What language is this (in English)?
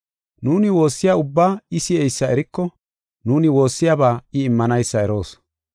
Gofa